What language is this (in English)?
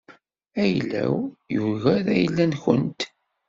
Kabyle